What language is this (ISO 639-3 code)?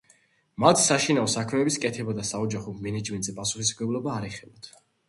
kat